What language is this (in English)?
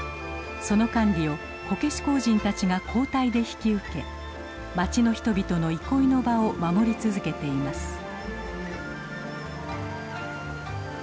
Japanese